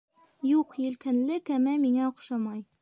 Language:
Bashkir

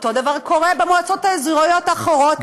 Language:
Hebrew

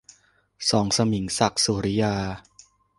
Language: Thai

